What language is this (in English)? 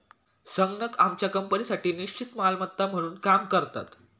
Marathi